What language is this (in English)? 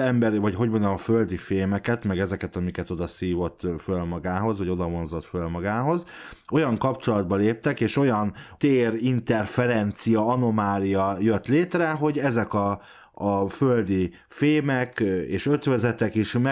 Hungarian